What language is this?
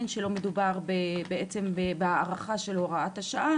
Hebrew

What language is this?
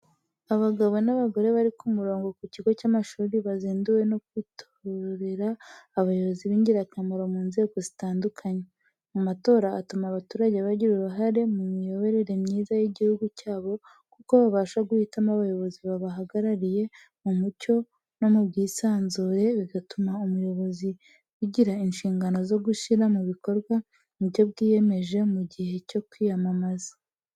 Kinyarwanda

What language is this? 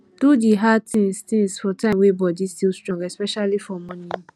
Nigerian Pidgin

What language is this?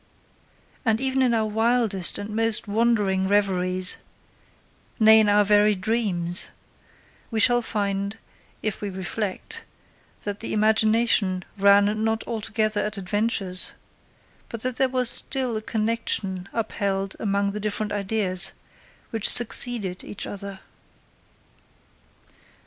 English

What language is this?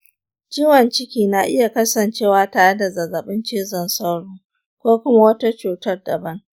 Hausa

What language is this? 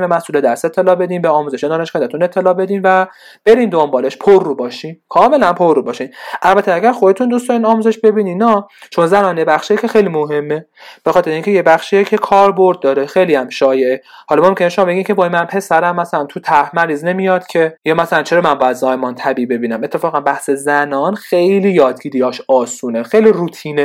Persian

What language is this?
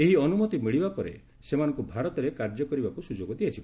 Odia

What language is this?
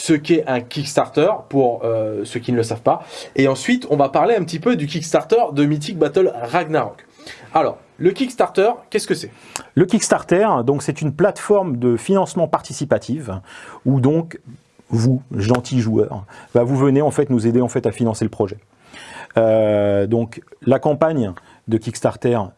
French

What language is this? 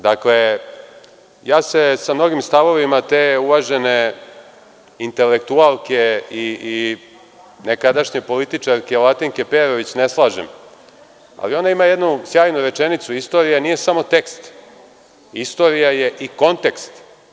Serbian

